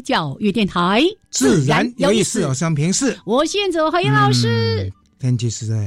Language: Chinese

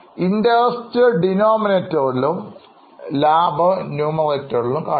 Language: Malayalam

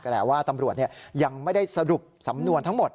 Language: Thai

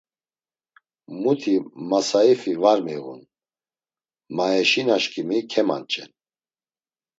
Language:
Laz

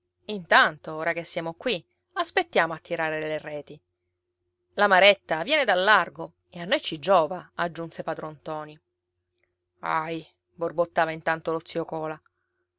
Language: Italian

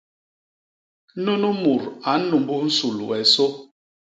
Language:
Basaa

